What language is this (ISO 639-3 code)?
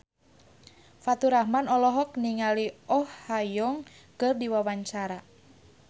sun